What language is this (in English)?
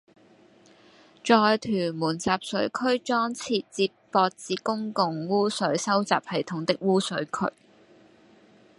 Cantonese